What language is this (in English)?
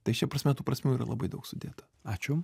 Lithuanian